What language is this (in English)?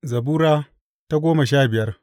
Hausa